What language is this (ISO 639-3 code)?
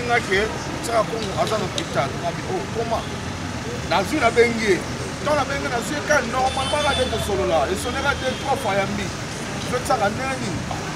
fra